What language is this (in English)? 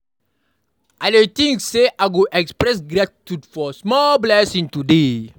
Nigerian Pidgin